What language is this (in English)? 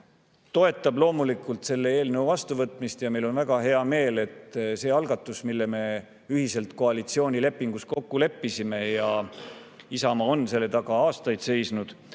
Estonian